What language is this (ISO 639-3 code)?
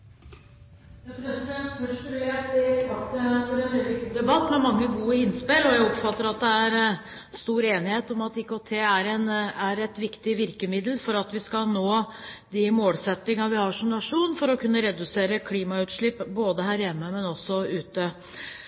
nob